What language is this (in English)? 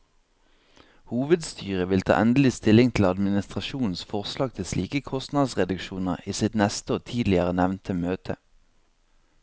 Norwegian